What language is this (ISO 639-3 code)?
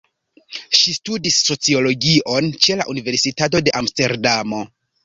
epo